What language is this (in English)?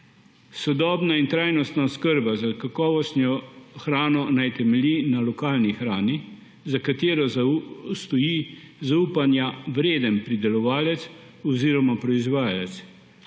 Slovenian